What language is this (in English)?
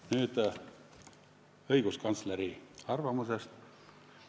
Estonian